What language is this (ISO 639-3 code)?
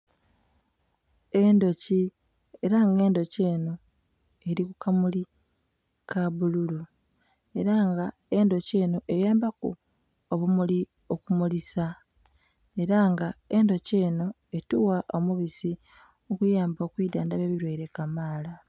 xog